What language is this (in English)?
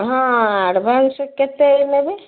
Odia